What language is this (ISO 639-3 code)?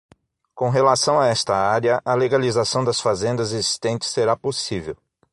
por